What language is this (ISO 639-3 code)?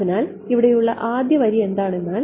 mal